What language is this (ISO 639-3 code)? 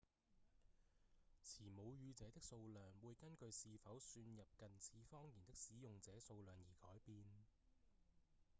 yue